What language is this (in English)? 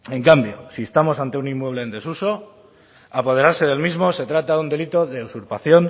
Spanish